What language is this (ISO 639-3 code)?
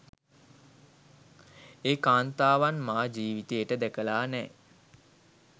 sin